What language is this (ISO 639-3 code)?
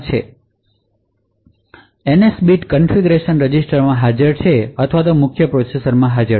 guj